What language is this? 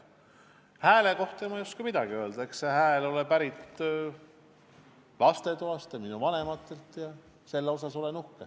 Estonian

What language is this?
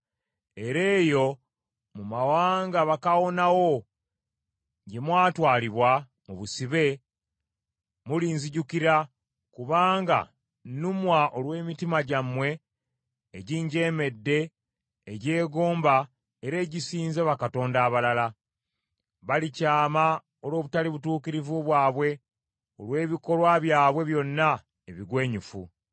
Ganda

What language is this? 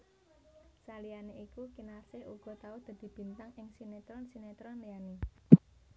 Javanese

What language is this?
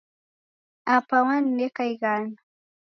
Taita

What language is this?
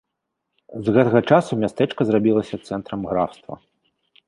Belarusian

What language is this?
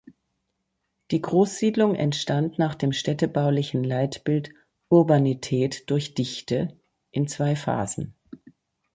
German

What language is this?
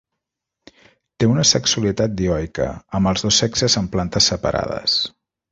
Catalan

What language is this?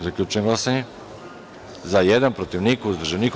Serbian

